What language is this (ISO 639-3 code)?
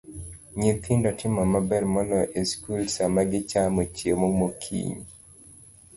luo